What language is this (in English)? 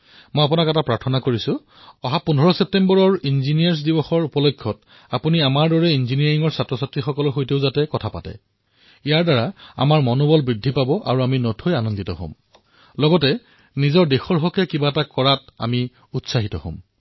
Assamese